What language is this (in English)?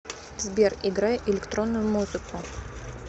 Russian